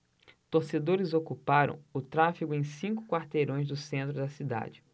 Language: Portuguese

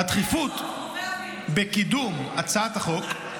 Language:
Hebrew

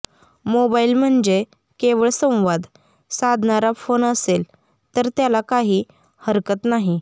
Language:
Marathi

